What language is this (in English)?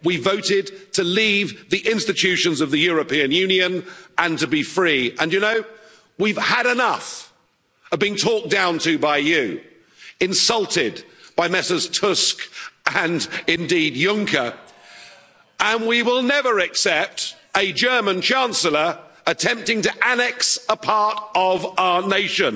English